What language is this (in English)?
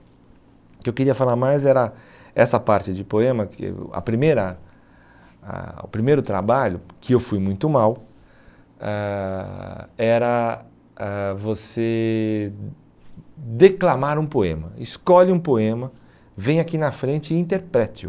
Portuguese